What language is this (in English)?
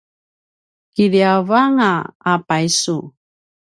Paiwan